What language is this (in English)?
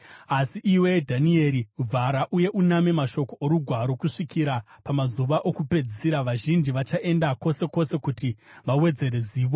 Shona